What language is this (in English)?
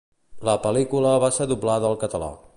Catalan